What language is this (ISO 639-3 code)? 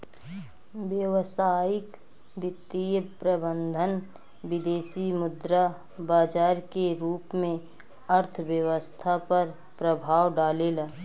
bho